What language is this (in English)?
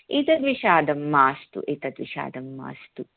Sanskrit